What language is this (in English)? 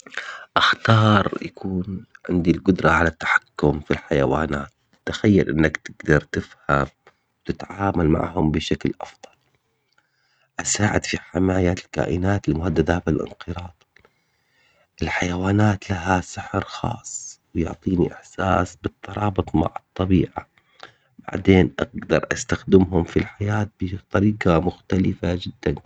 Omani Arabic